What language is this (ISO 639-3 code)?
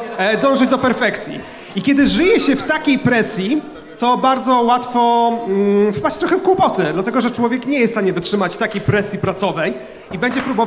pol